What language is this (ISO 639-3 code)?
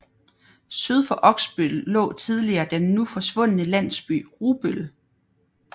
dan